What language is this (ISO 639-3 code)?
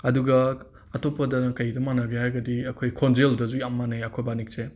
mni